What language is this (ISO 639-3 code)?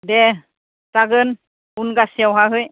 brx